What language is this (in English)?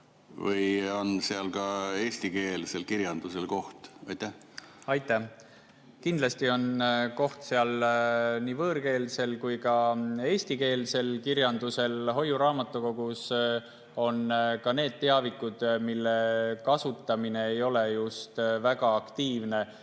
Estonian